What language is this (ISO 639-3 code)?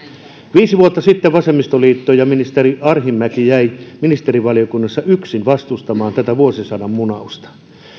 fin